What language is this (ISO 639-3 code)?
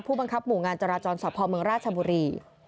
tha